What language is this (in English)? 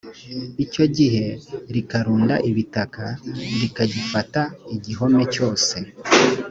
Kinyarwanda